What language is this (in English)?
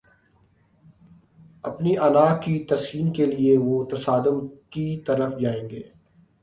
Urdu